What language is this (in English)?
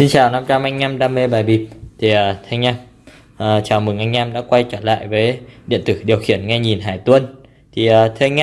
Vietnamese